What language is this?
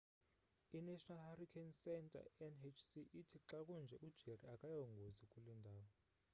Xhosa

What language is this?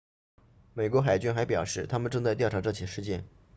Chinese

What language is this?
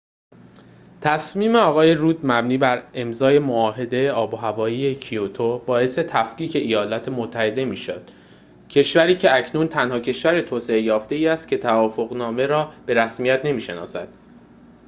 Persian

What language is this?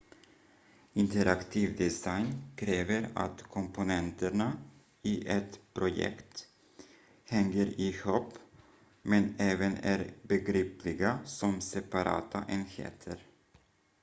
Swedish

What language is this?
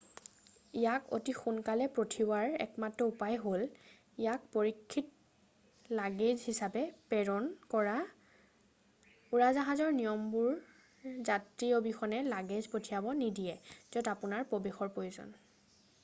Assamese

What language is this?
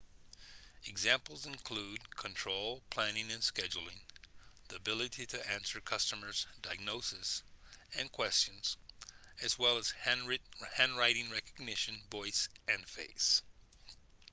English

